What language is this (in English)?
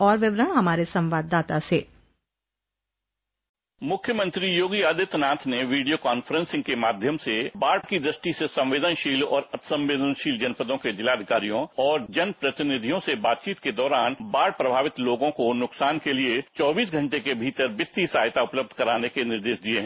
Hindi